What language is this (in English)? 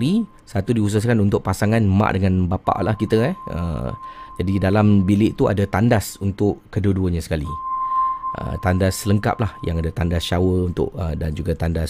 Malay